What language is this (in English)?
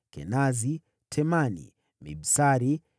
Swahili